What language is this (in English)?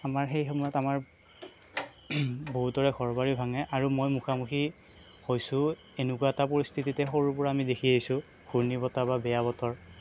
Assamese